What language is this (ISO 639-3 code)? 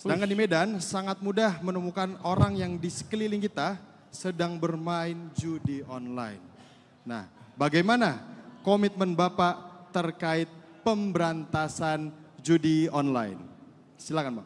ind